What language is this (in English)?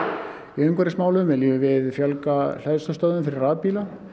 Icelandic